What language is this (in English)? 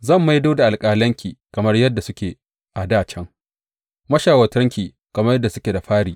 Hausa